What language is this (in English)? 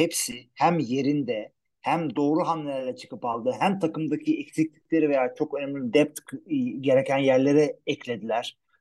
Turkish